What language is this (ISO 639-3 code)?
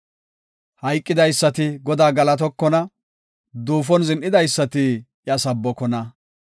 gof